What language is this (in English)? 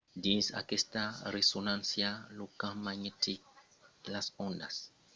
Occitan